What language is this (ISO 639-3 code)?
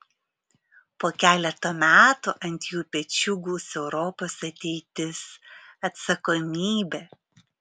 lit